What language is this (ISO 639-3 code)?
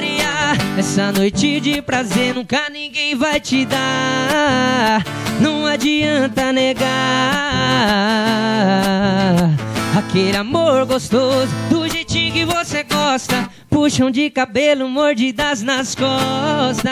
por